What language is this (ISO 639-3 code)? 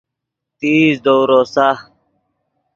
ydg